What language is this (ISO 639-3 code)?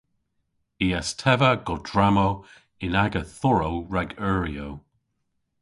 cor